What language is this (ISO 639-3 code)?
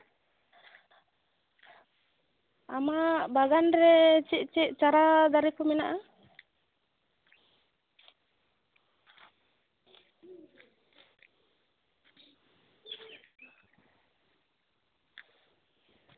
sat